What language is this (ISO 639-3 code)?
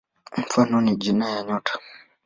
swa